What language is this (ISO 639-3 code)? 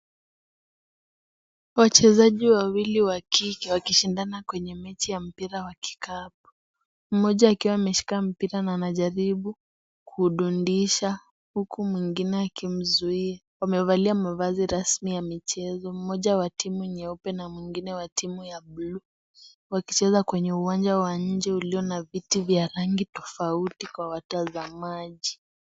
swa